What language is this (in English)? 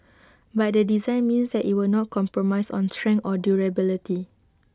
English